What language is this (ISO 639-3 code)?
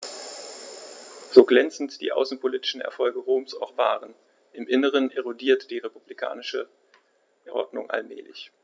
deu